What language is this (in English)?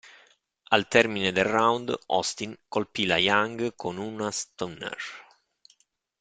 Italian